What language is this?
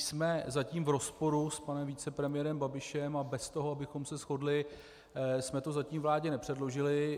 Czech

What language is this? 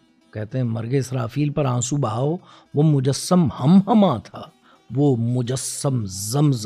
Urdu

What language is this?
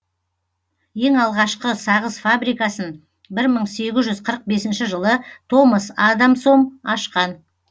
Kazakh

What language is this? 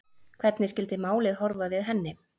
Icelandic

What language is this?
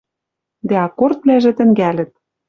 Western Mari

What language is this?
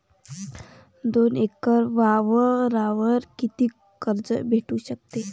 Marathi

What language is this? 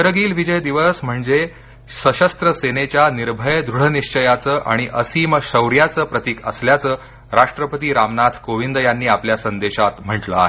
Marathi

